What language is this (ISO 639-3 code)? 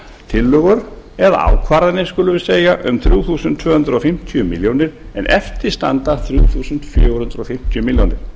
isl